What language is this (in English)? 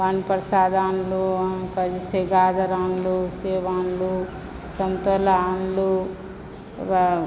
Maithili